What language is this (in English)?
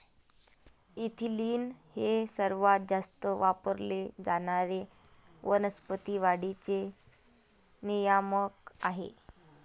Marathi